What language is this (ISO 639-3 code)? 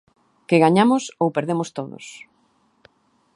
glg